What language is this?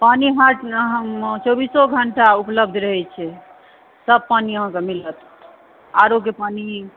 Maithili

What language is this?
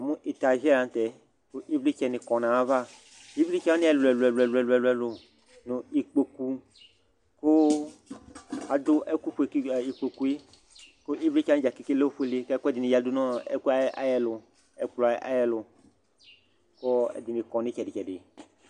Ikposo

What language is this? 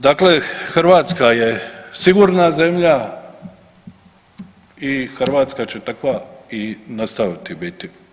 Croatian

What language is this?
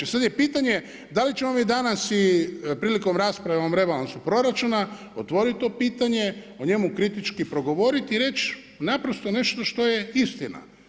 Croatian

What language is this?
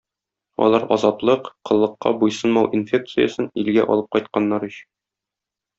Tatar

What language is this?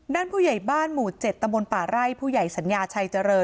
Thai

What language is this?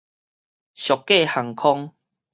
Min Nan Chinese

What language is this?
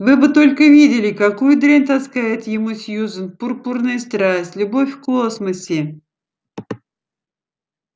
Russian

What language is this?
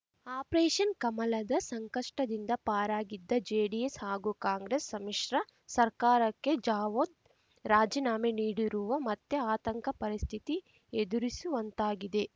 Kannada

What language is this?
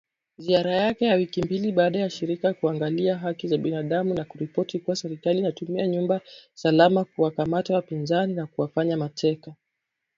Swahili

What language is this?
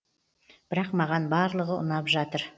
Kazakh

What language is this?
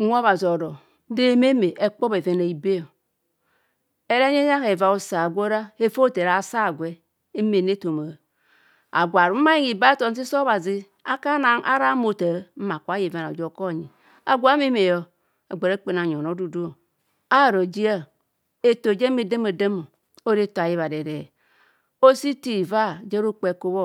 Kohumono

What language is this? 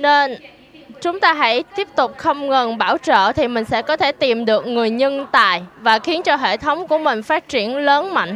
Vietnamese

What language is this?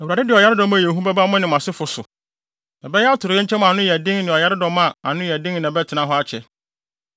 Akan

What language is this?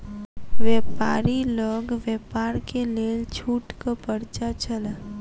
Maithili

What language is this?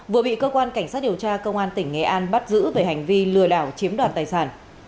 Vietnamese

